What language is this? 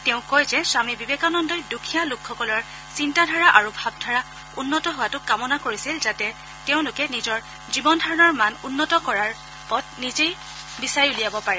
Assamese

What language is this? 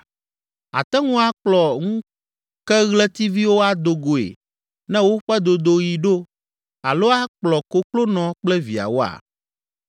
Ewe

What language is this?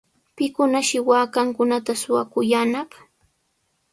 Sihuas Ancash Quechua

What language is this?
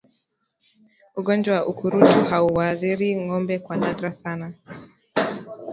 Swahili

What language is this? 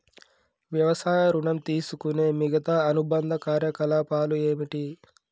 Telugu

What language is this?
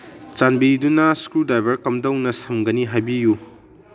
Manipuri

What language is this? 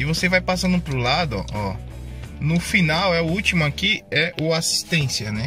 Portuguese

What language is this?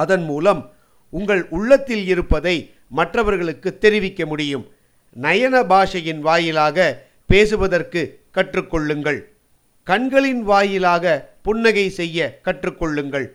Tamil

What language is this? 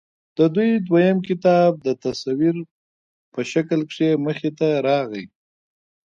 Pashto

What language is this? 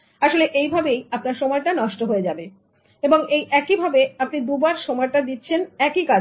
Bangla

